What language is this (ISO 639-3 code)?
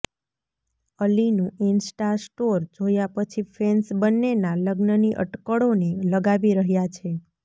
guj